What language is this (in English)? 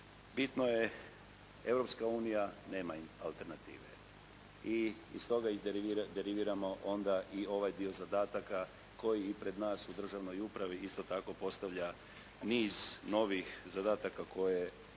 Croatian